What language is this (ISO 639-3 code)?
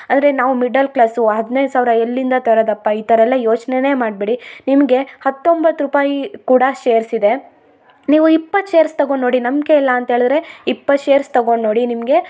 kan